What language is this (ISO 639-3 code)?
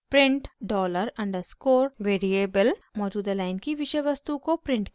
hin